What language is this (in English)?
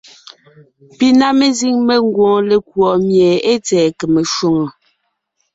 Ngiemboon